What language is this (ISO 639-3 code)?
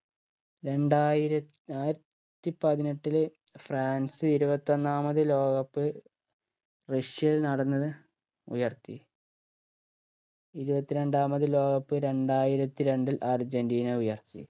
mal